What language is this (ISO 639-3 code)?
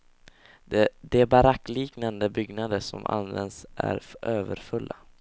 swe